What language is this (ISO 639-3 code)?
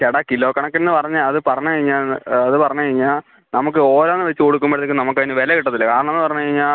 mal